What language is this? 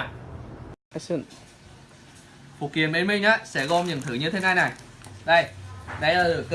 Vietnamese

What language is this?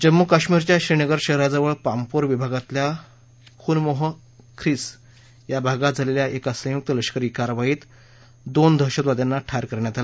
Marathi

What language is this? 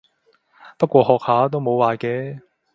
Cantonese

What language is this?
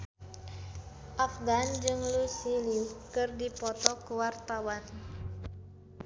Sundanese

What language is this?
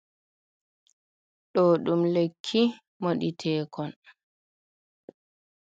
Fula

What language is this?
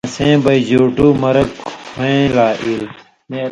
Indus Kohistani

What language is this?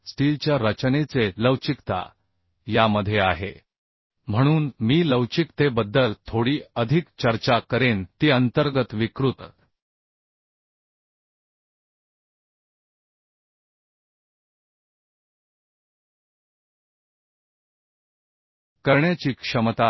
Marathi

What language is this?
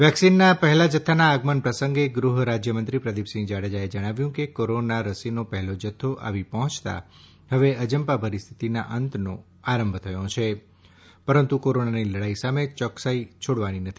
Gujarati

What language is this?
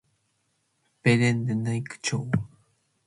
Matsés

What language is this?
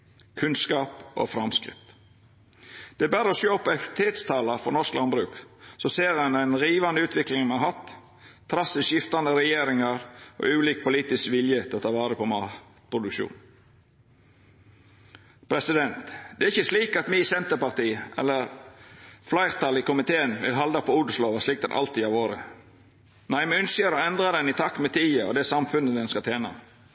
Norwegian Nynorsk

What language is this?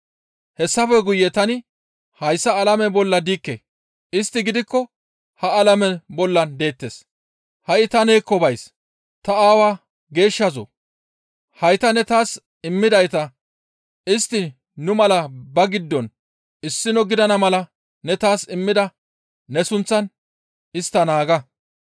Gamo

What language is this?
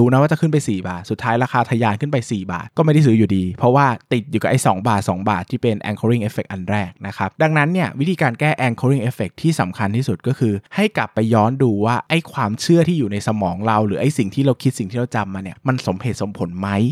Thai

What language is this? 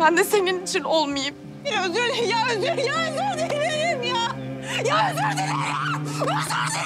Turkish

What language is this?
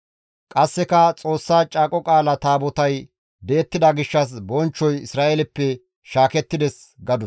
Gamo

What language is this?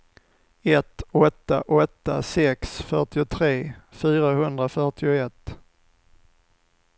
Swedish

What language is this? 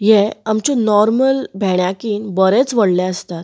Konkani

